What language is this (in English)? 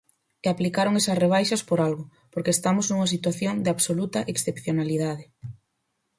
Galician